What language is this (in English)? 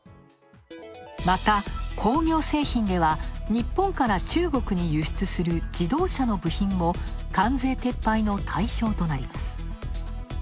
Japanese